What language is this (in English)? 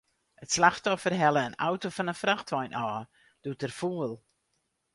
Western Frisian